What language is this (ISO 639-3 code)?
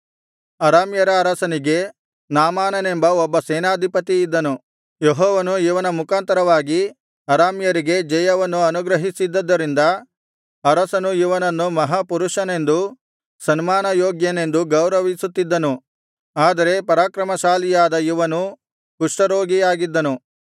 kan